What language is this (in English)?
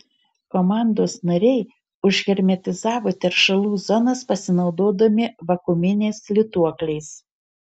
Lithuanian